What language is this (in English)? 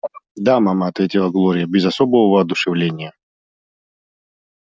Russian